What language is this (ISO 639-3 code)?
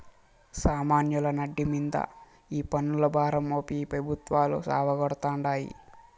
tel